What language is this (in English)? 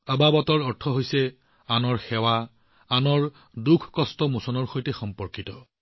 Assamese